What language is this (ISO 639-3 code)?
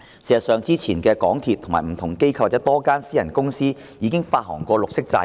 yue